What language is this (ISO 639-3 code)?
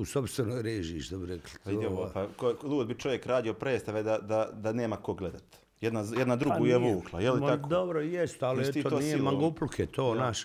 hrv